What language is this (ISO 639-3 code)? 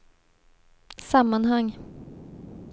swe